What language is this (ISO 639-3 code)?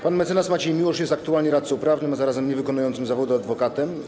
pol